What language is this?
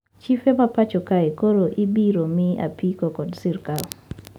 Luo (Kenya and Tanzania)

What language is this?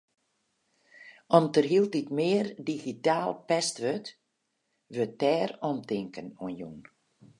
Western Frisian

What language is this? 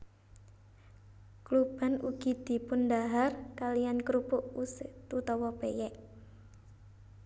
Javanese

